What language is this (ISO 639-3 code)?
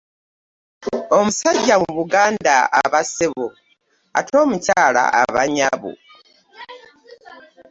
lug